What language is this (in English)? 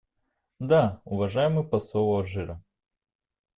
Russian